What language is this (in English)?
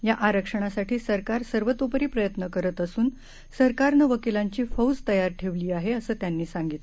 Marathi